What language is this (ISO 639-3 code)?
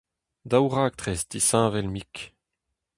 bre